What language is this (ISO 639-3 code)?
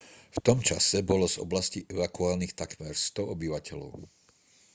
slk